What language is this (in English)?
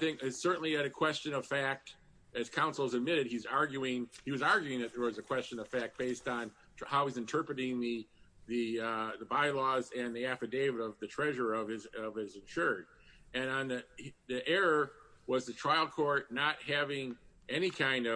English